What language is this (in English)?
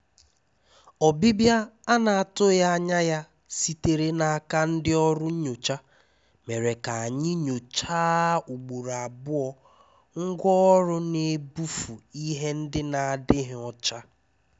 Igbo